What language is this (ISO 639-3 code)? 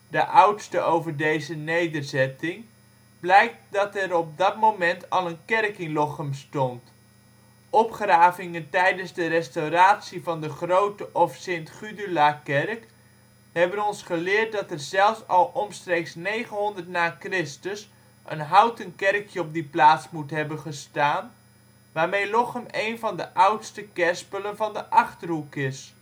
nld